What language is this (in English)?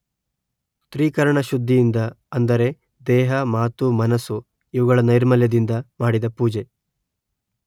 Kannada